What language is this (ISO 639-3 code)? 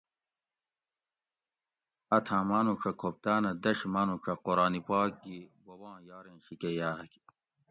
gwc